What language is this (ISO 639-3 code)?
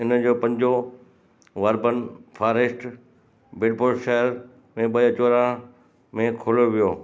snd